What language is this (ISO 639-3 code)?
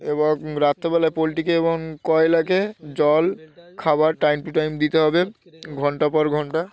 ben